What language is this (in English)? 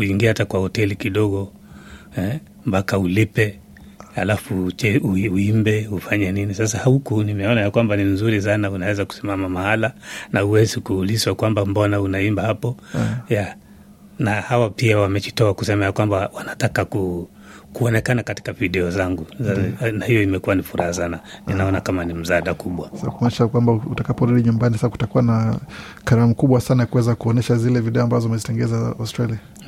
Swahili